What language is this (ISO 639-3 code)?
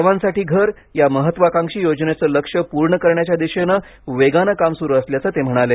mar